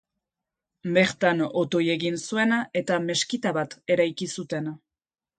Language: Basque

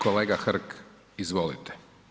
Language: Croatian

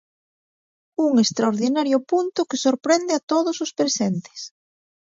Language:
Galician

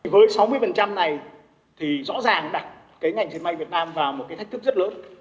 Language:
Vietnamese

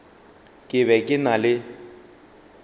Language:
Northern Sotho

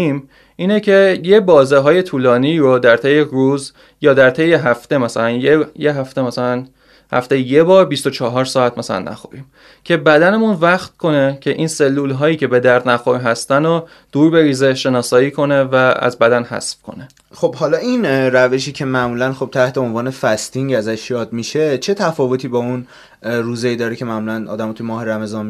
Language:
Persian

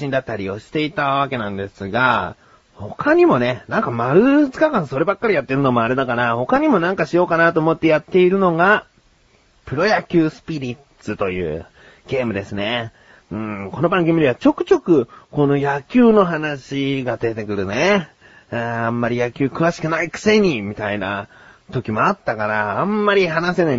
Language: Japanese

